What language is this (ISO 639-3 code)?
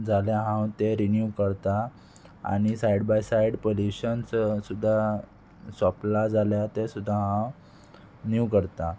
kok